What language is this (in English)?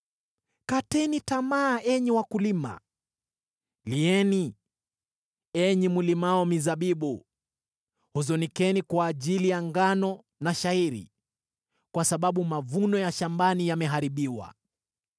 Swahili